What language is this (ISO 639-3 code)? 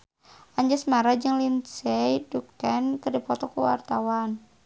sun